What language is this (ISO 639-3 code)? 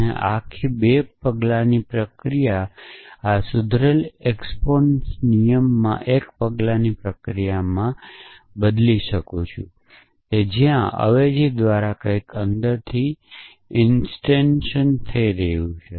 guj